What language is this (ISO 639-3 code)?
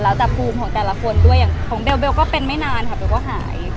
tha